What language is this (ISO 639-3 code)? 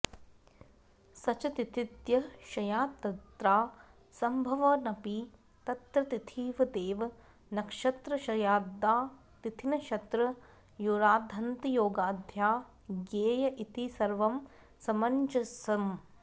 san